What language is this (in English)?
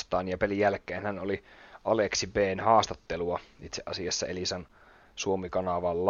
Finnish